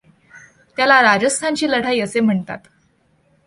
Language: Marathi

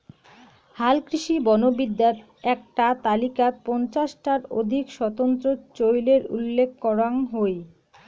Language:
Bangla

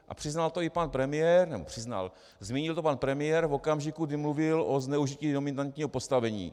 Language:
Czech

